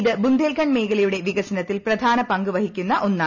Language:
Malayalam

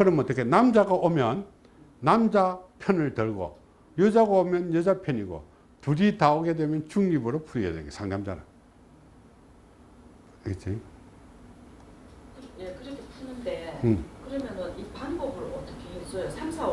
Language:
Korean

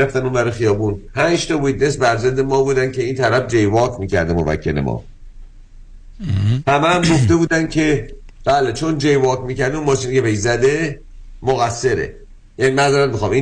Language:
Persian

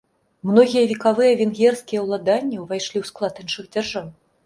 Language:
Belarusian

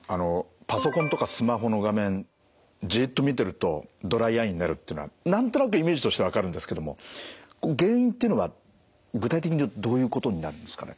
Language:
Japanese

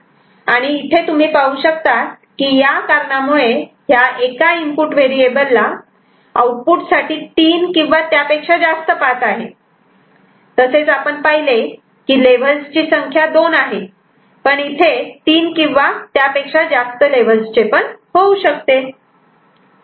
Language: Marathi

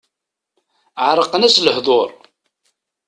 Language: Kabyle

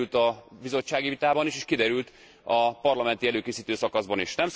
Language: Hungarian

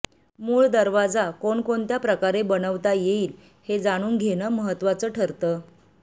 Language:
Marathi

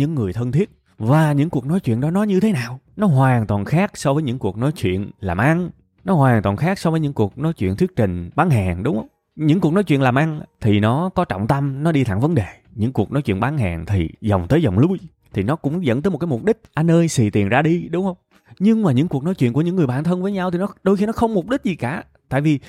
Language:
Vietnamese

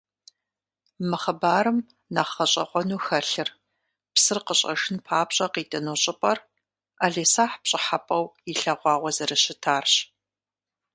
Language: Kabardian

